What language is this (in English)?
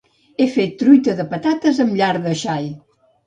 Catalan